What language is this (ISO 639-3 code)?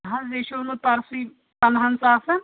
kas